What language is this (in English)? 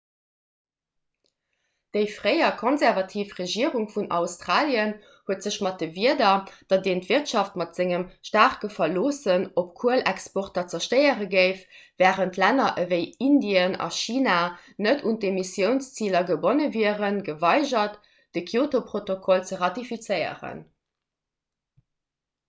Luxembourgish